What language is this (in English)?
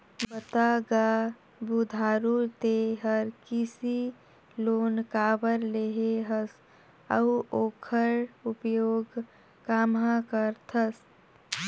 Chhattisgarhi